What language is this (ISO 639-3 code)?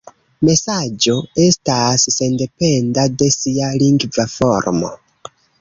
epo